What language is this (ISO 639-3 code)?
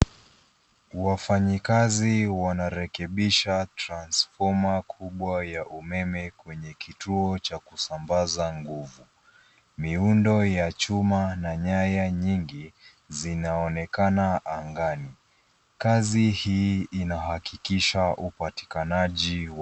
swa